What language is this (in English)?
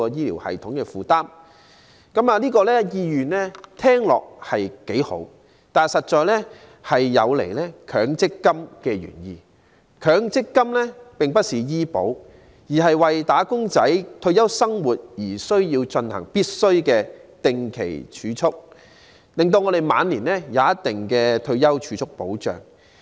Cantonese